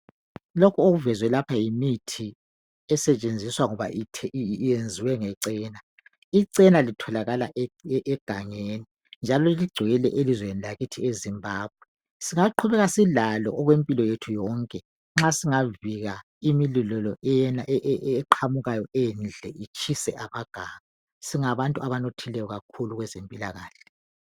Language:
North Ndebele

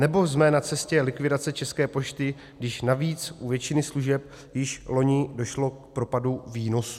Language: Czech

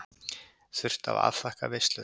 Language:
Icelandic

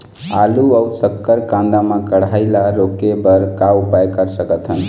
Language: Chhattisgarhi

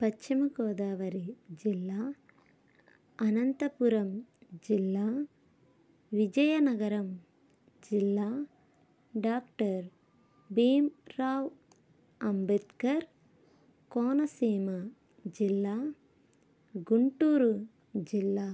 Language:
Telugu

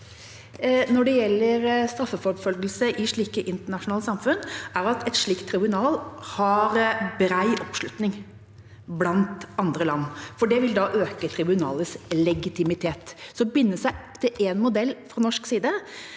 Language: Norwegian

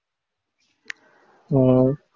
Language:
Tamil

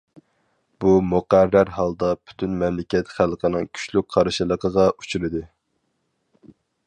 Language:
Uyghur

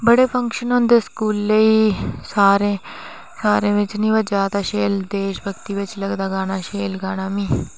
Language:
Dogri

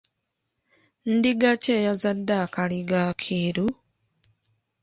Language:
Ganda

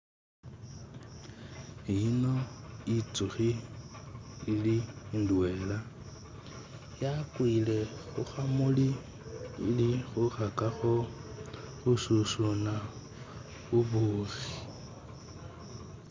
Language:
Masaaba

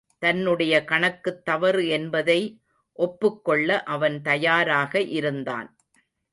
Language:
Tamil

